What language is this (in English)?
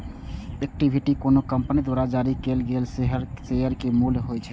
Maithili